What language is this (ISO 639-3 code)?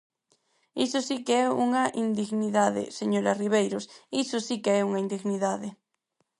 glg